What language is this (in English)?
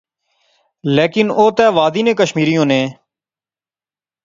Pahari-Potwari